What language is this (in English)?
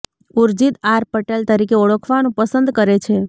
Gujarati